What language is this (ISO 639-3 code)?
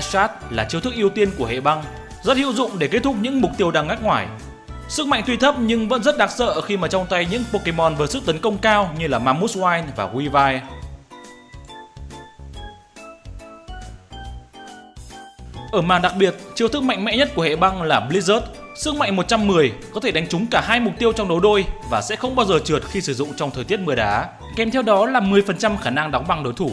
vie